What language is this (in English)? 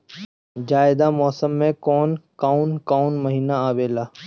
Bhojpuri